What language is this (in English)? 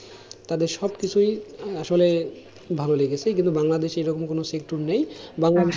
Bangla